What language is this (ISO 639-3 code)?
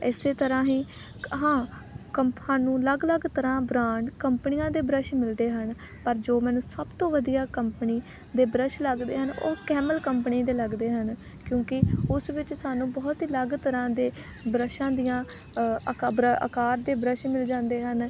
pan